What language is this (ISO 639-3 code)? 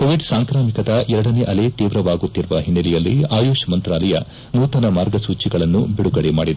kan